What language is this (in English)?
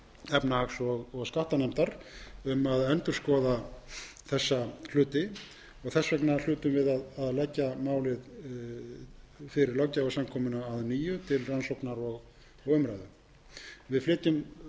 Icelandic